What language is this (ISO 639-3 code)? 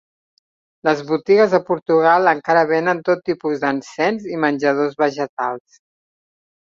cat